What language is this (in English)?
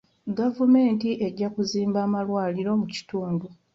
Ganda